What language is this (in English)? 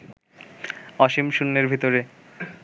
Bangla